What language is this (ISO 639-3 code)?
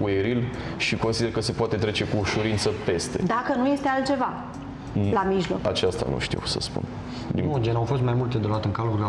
ron